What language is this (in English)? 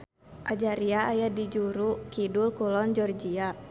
Sundanese